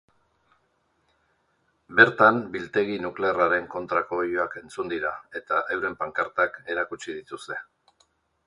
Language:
Basque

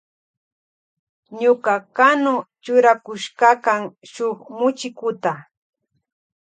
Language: Loja Highland Quichua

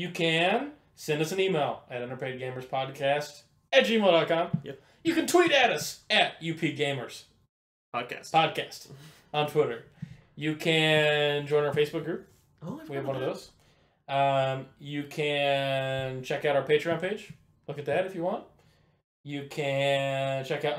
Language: English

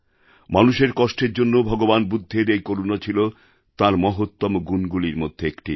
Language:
Bangla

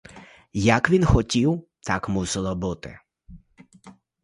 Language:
Ukrainian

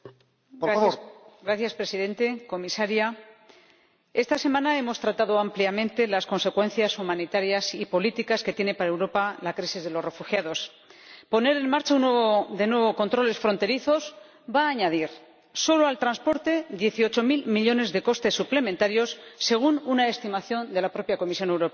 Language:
Spanish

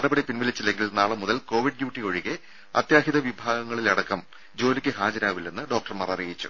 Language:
Malayalam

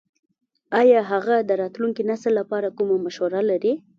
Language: Pashto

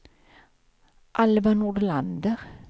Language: Swedish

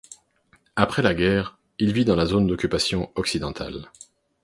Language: French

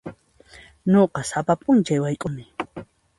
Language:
Puno Quechua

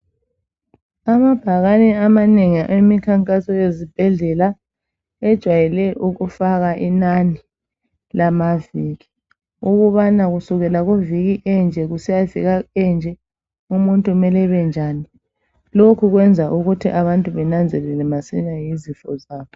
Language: North Ndebele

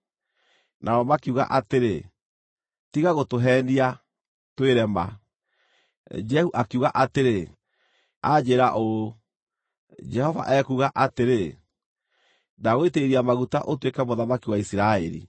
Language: Kikuyu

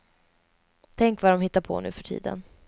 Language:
Swedish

